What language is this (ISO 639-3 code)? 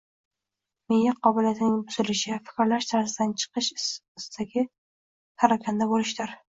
uzb